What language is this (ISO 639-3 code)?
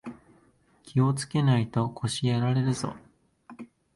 jpn